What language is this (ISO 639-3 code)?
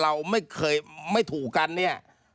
tha